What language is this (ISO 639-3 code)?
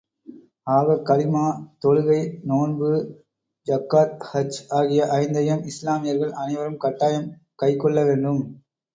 tam